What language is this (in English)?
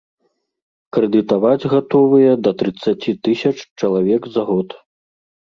Belarusian